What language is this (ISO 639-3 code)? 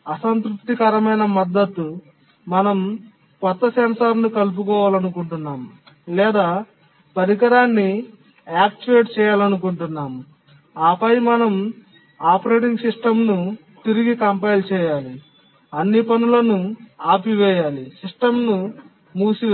tel